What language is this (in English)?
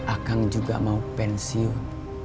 Indonesian